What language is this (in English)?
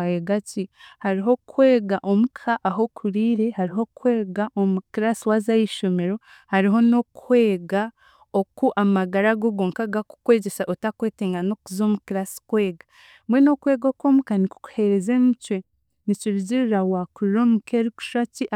Chiga